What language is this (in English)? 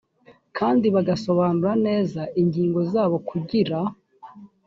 Kinyarwanda